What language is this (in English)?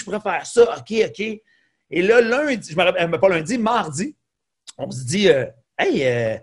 French